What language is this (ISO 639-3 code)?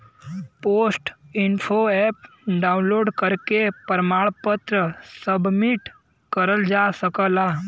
bho